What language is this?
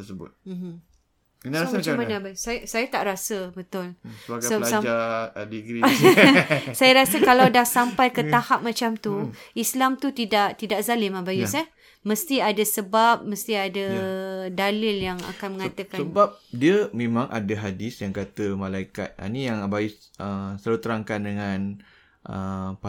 Malay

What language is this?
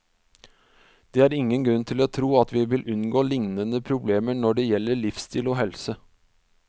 Norwegian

